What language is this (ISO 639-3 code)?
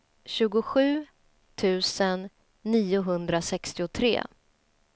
swe